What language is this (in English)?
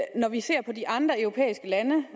Danish